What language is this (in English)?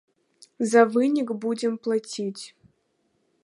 Belarusian